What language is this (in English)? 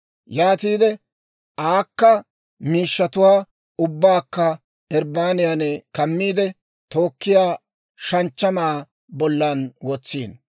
Dawro